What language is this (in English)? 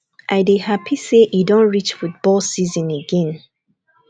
Nigerian Pidgin